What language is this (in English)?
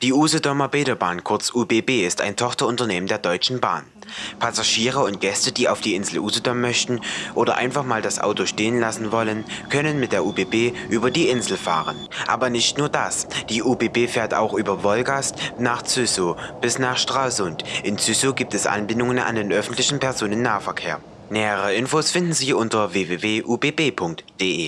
German